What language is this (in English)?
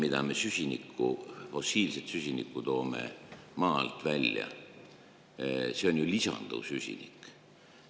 Estonian